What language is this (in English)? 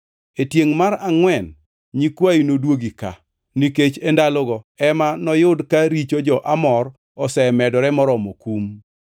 Luo (Kenya and Tanzania)